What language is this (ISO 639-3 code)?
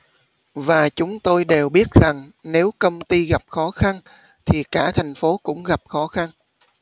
vie